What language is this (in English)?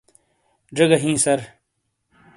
Shina